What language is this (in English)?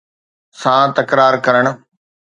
Sindhi